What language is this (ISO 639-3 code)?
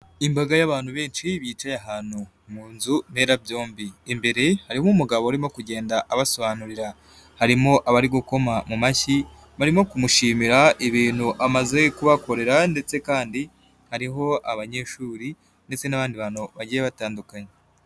kin